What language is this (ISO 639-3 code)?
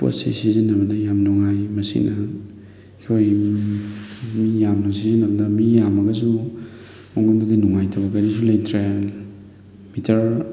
mni